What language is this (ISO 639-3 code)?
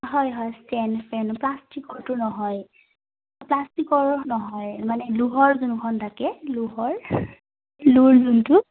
asm